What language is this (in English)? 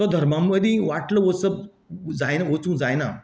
Konkani